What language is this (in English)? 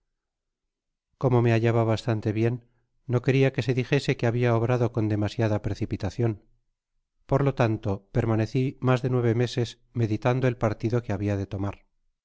Spanish